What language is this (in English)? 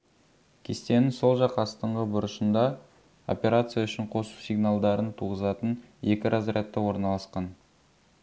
Kazakh